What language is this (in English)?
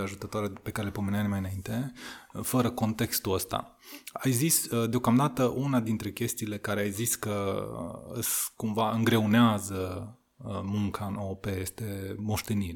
Romanian